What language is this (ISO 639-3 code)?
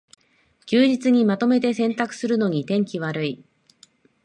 jpn